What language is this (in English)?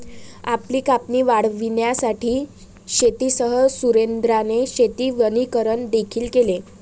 Marathi